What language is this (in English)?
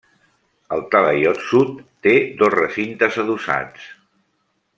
Catalan